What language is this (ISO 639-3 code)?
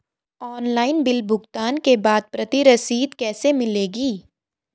hin